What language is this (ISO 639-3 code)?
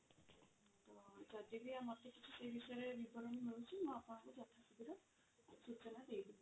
ori